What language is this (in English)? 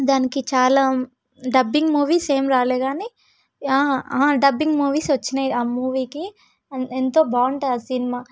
Telugu